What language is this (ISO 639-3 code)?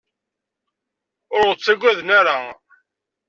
kab